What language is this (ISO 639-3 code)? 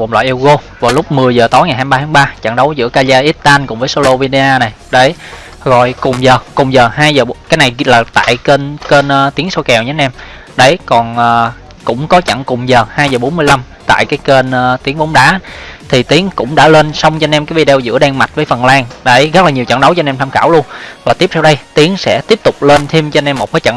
vie